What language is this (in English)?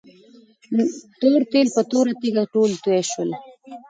Pashto